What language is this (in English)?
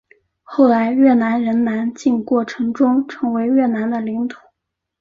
Chinese